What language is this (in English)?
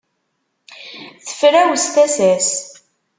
Kabyle